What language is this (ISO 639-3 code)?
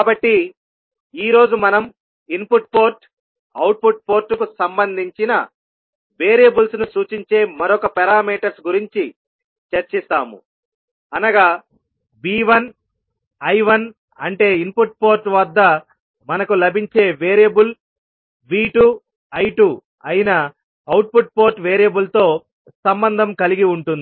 tel